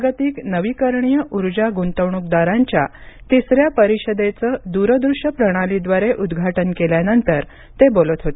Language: Marathi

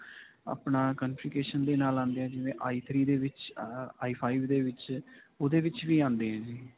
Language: Punjabi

